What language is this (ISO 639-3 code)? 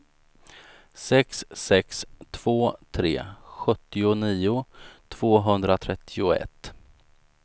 swe